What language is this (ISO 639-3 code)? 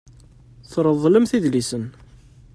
kab